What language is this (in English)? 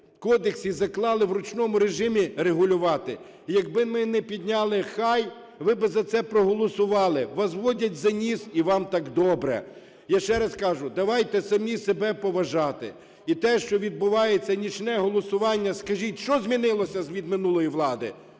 Ukrainian